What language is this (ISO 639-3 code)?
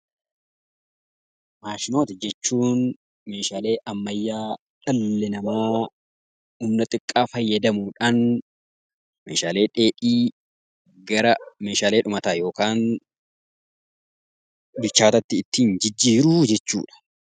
orm